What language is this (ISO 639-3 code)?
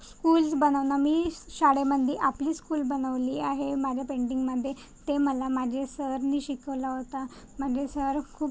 mar